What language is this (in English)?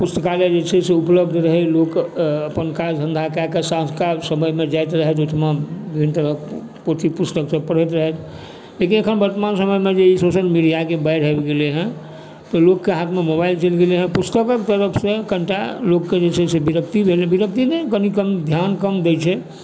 Maithili